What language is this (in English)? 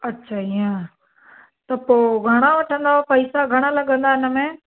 Sindhi